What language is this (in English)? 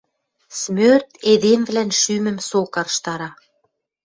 Western Mari